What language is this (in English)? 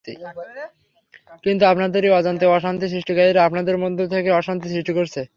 Bangla